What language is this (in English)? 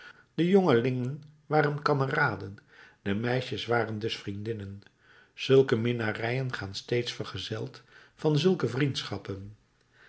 Dutch